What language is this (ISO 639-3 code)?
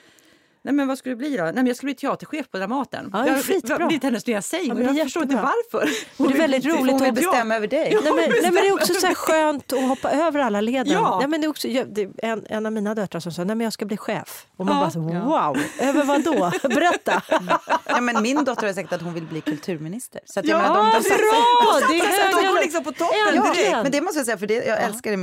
swe